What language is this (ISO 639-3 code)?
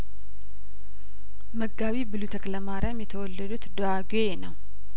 amh